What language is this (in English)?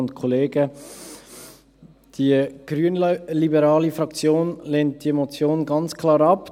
Swiss German